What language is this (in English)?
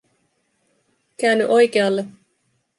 Finnish